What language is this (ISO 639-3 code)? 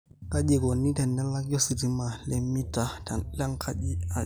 mas